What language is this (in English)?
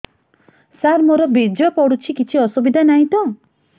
Odia